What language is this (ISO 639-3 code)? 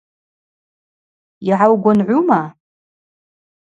abq